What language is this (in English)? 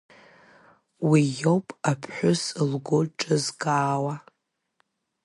Abkhazian